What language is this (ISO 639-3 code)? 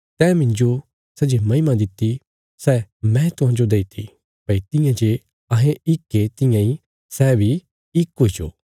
kfs